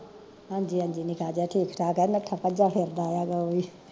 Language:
Punjabi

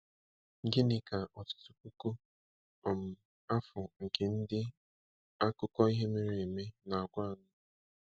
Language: Igbo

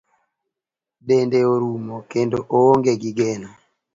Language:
Luo (Kenya and Tanzania)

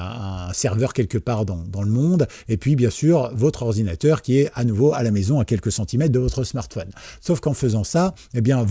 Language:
French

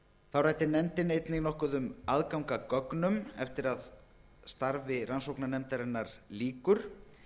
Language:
Icelandic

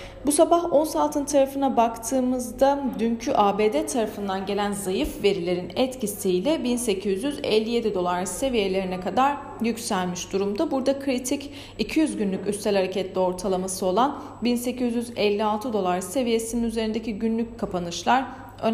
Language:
Turkish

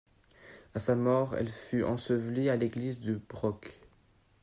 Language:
French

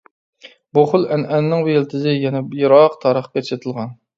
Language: Uyghur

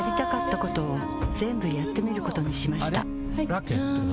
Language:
Japanese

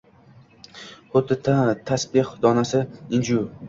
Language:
Uzbek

